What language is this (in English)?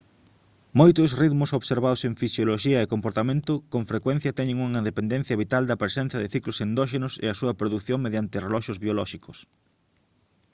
Galician